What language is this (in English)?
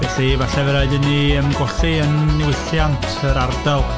Welsh